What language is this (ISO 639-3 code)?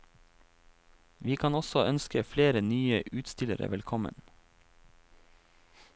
nor